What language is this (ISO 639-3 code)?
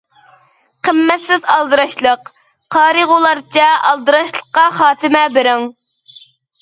uig